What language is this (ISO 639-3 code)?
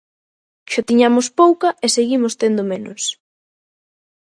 glg